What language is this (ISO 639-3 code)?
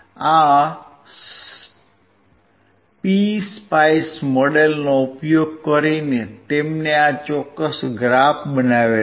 guj